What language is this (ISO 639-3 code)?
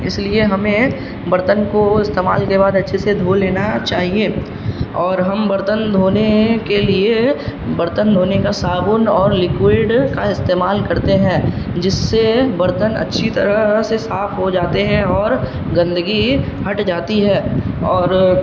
urd